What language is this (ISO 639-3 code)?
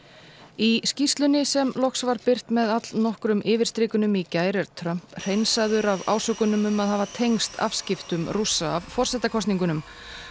isl